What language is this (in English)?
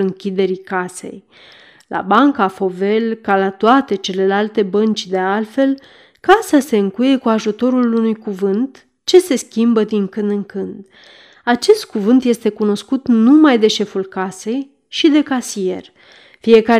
Romanian